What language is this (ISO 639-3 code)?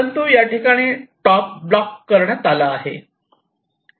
mar